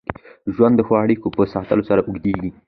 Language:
Pashto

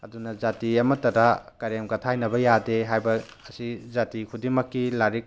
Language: Manipuri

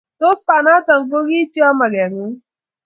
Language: Kalenjin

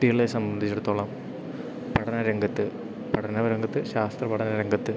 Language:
Malayalam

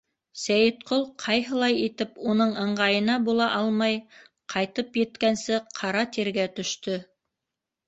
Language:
Bashkir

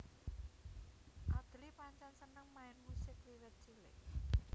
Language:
Javanese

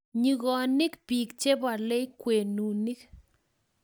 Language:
Kalenjin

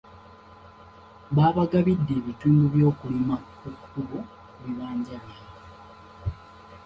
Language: Ganda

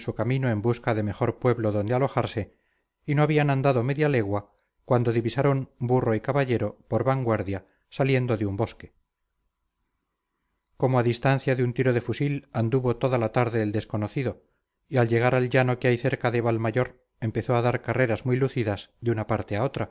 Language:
Spanish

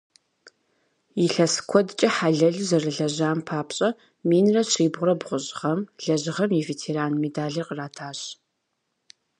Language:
Kabardian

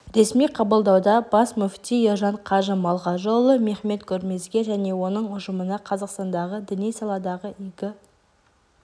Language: Kazakh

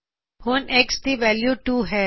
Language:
Punjabi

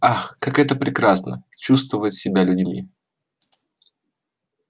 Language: Russian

